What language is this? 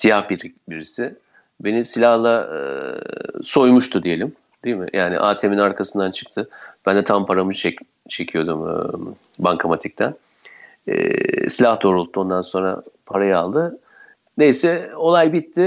Turkish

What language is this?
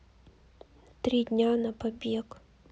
Russian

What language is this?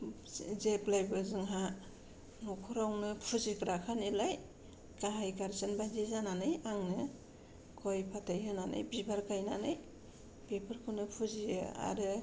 Bodo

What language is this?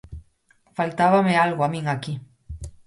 Galician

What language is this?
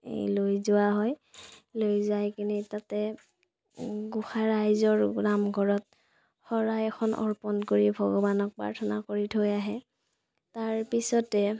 Assamese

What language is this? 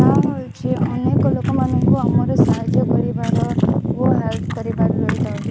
Odia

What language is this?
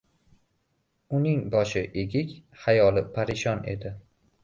Uzbek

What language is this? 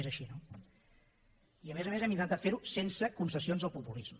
Catalan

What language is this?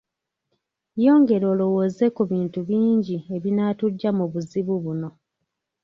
Ganda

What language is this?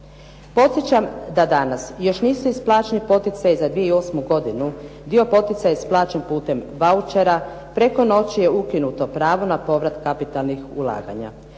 Croatian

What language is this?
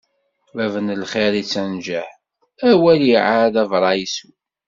Kabyle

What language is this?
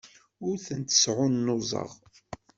Kabyle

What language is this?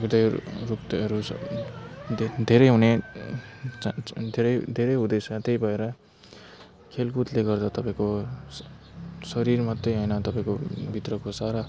Nepali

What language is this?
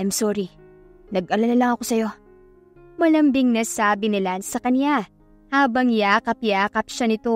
Filipino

